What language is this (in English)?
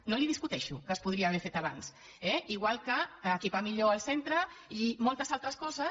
Catalan